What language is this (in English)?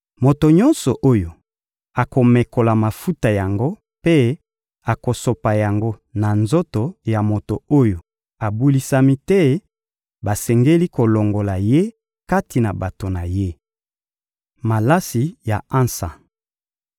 Lingala